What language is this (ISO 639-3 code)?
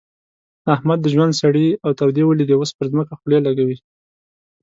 pus